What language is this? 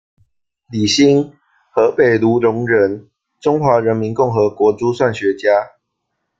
Chinese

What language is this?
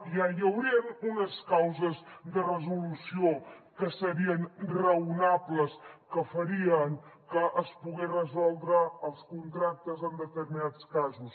Catalan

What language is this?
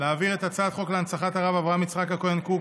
Hebrew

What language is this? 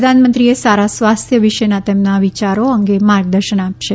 Gujarati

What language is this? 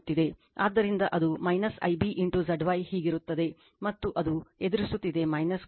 Kannada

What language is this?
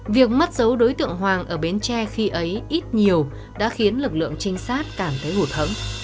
Vietnamese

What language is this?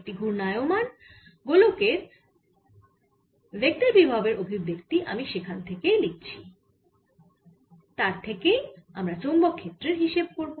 Bangla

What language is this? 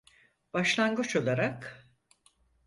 Turkish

